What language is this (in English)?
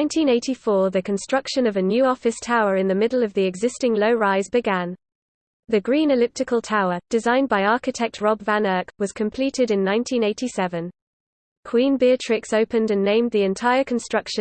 English